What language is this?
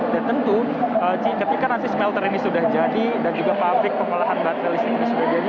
Indonesian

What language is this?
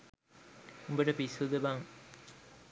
Sinhala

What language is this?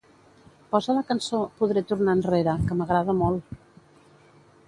Catalan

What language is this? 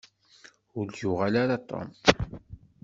Kabyle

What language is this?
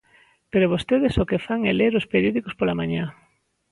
Galician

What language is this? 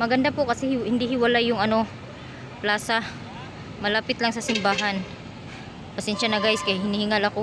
Filipino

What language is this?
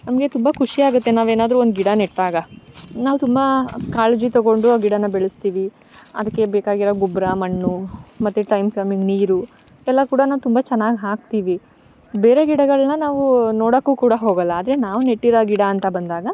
Kannada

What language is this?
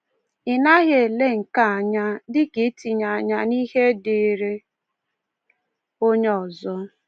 Igbo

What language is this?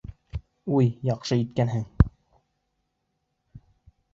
Bashkir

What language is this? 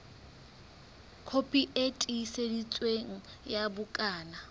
Southern Sotho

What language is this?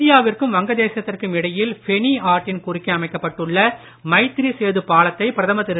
Tamil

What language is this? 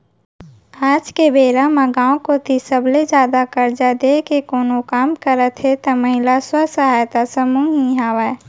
Chhattisgarhi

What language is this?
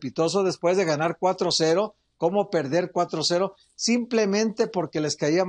Spanish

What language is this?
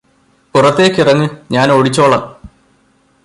Malayalam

